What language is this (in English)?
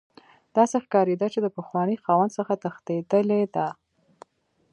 Pashto